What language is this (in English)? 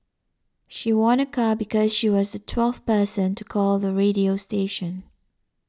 English